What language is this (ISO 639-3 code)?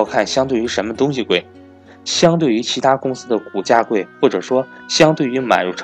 zho